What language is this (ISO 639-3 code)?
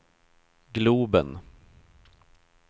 swe